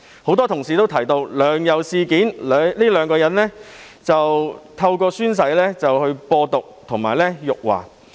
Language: Cantonese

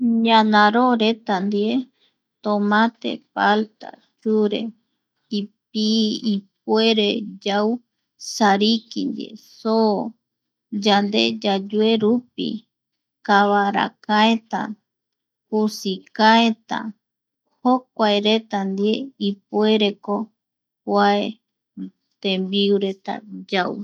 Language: Eastern Bolivian Guaraní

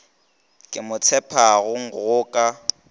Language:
Northern Sotho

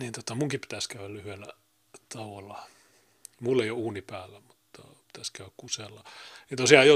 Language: Finnish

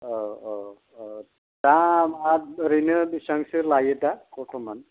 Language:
Bodo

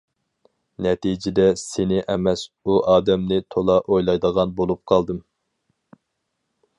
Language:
Uyghur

